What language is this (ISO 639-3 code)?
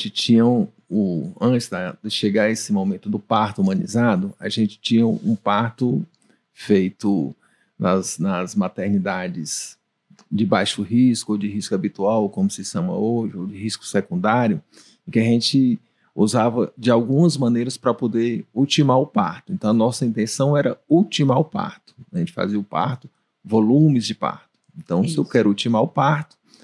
por